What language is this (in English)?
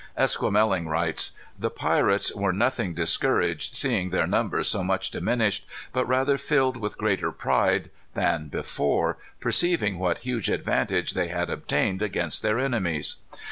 English